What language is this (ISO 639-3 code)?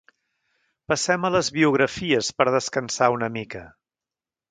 cat